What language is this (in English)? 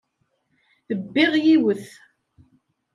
Kabyle